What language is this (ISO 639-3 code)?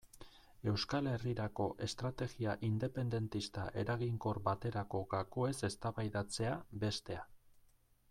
eus